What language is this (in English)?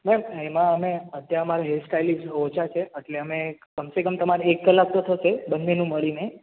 Gujarati